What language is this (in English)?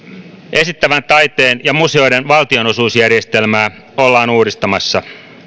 Finnish